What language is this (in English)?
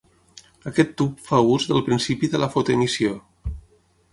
Catalan